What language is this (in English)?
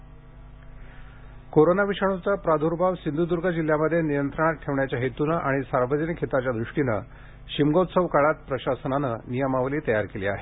Marathi